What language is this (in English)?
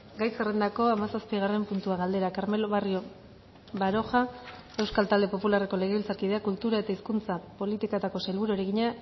Basque